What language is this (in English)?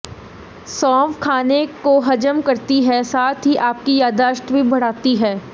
Hindi